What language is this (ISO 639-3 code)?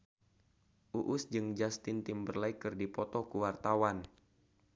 sun